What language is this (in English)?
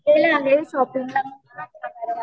Marathi